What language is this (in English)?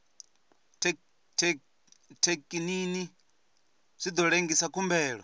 Venda